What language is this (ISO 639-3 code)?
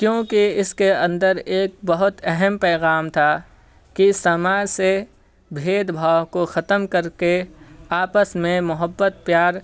urd